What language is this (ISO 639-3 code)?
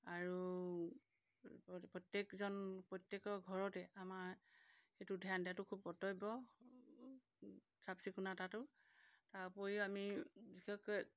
asm